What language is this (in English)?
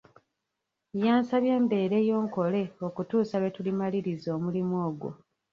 Ganda